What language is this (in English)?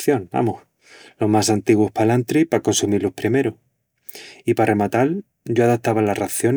Extremaduran